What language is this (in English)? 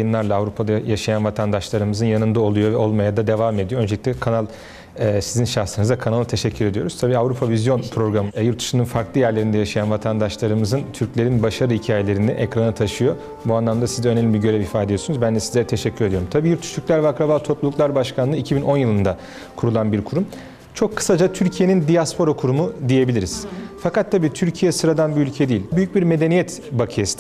Turkish